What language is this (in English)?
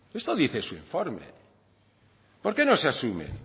Spanish